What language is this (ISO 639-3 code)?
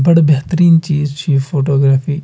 kas